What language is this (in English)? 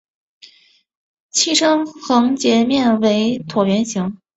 Chinese